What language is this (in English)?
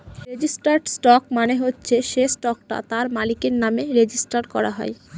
Bangla